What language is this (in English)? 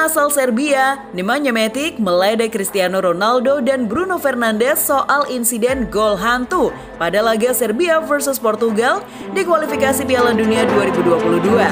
Indonesian